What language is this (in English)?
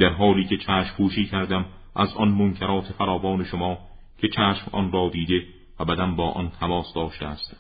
Persian